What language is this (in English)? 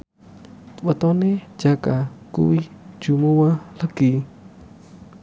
Javanese